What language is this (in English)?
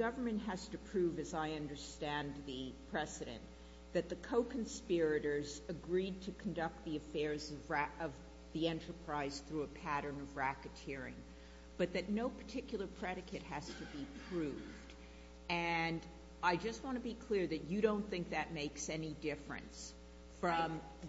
English